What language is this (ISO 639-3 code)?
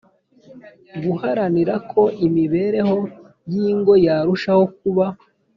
kin